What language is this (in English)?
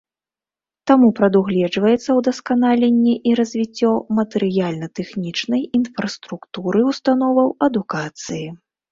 Belarusian